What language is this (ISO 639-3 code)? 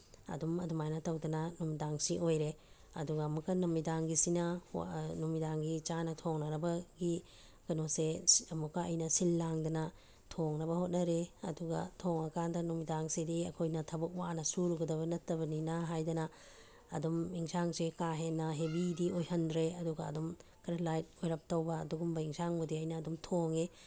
mni